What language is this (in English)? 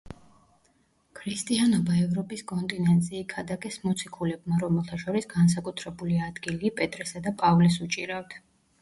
Georgian